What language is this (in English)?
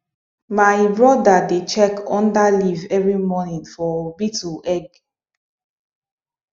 Nigerian Pidgin